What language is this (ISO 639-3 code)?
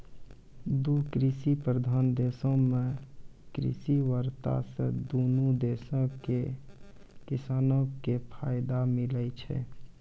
mai